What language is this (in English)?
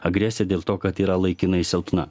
Lithuanian